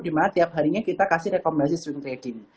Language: Indonesian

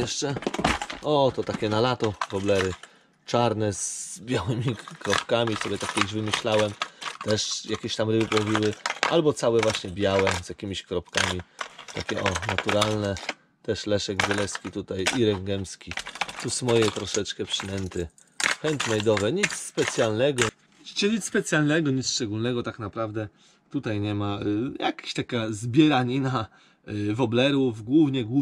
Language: Polish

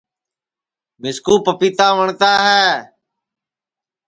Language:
Sansi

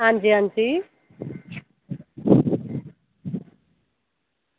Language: Dogri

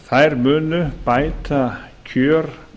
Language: Icelandic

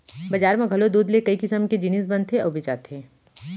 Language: Chhattisgarhi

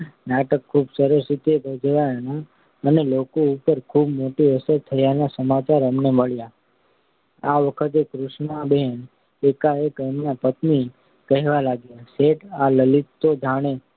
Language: Gujarati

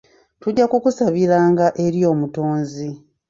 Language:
Ganda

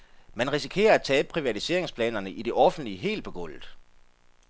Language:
Danish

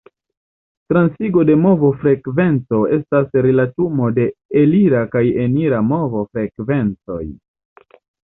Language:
Esperanto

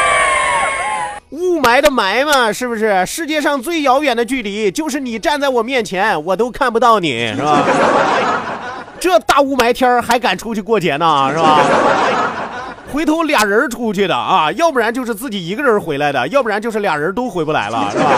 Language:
Chinese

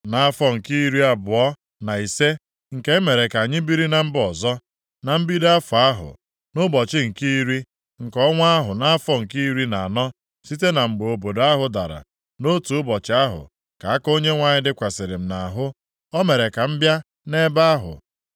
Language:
Igbo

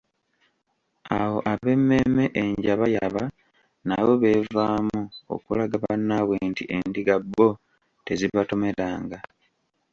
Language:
Ganda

